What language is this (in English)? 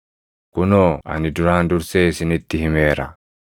Oromo